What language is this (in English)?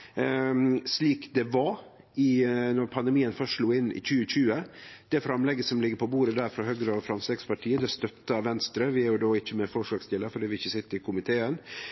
Norwegian Nynorsk